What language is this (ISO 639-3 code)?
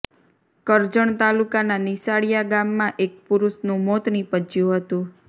guj